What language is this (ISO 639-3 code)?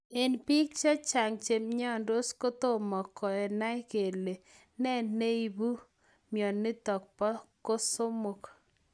kln